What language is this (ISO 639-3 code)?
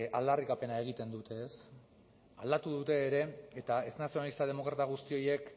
eus